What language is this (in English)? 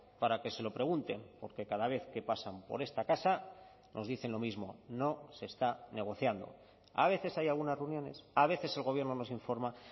Spanish